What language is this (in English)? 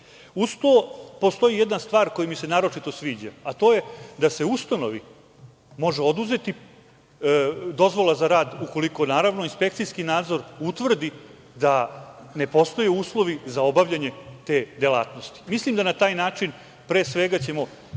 Serbian